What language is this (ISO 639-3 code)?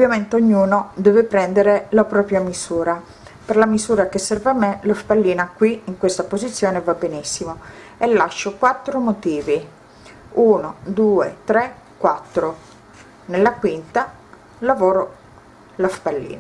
ita